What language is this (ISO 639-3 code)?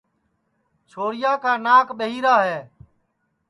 ssi